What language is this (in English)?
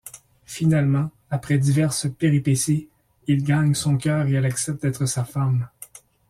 French